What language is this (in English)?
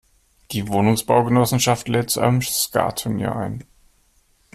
German